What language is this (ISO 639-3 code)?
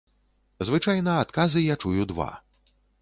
bel